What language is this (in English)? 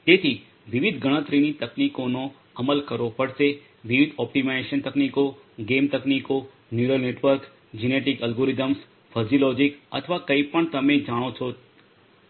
Gujarati